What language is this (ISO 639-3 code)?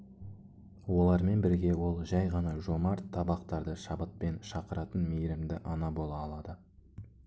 kaz